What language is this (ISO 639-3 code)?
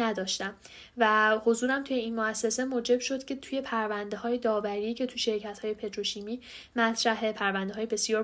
fas